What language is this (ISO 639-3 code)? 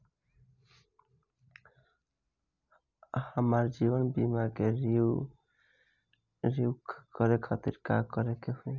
bho